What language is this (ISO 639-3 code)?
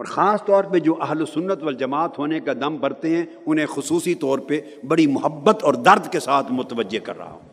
urd